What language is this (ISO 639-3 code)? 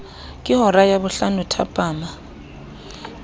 sot